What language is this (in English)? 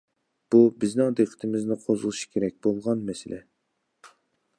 Uyghur